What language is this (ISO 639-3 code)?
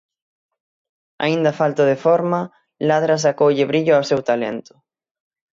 glg